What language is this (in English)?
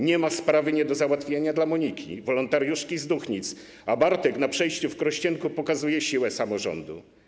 Polish